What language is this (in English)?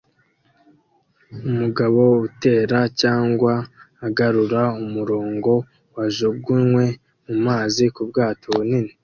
Kinyarwanda